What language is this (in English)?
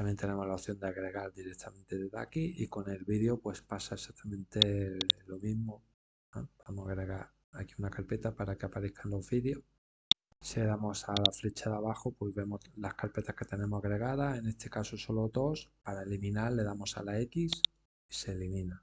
Spanish